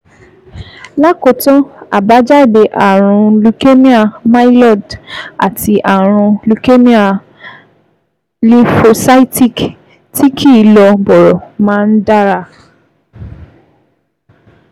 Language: Yoruba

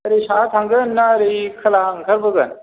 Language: Bodo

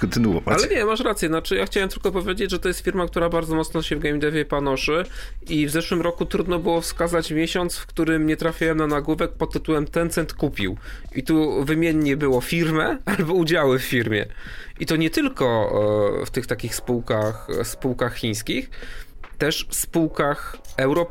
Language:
Polish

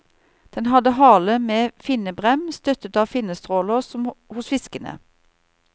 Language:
Norwegian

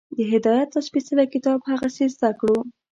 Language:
Pashto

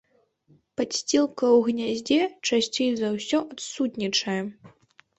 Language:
Belarusian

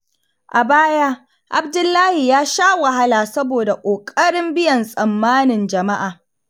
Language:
Hausa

